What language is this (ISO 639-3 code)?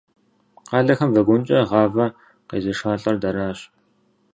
kbd